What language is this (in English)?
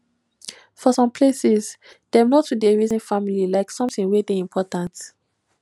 Nigerian Pidgin